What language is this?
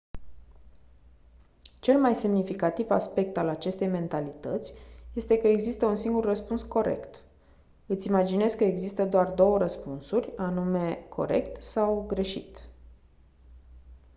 Romanian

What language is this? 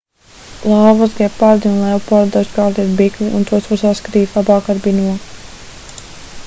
Latvian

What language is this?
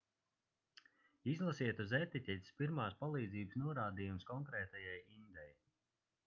Latvian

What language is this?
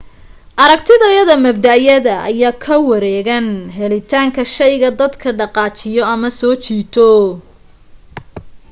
Somali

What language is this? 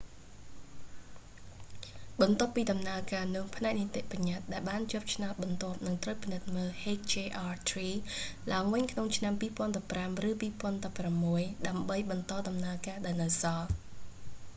Khmer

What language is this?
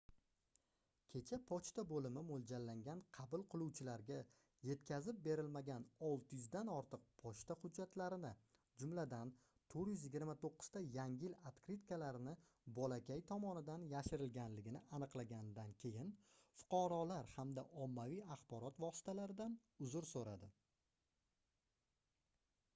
Uzbek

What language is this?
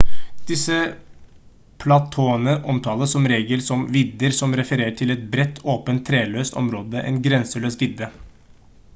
Norwegian Bokmål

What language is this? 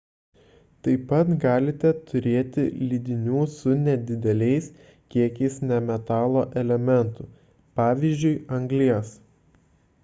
Lithuanian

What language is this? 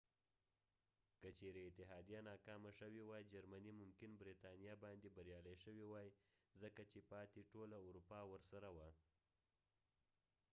Pashto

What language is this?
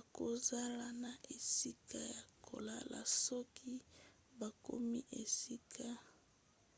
Lingala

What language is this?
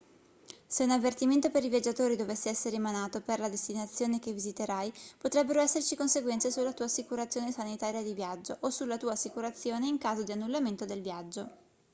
Italian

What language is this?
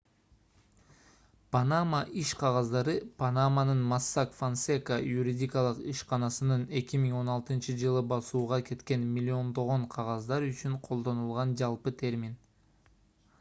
Kyrgyz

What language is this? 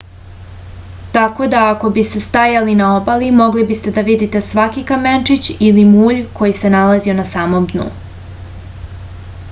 Serbian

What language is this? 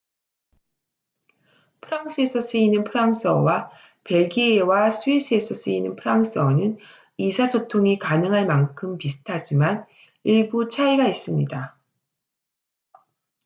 Korean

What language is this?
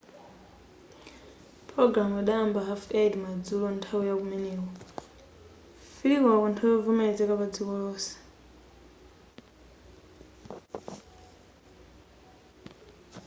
Nyanja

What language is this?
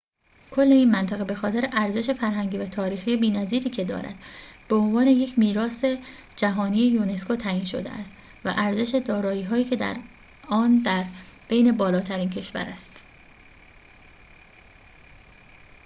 Persian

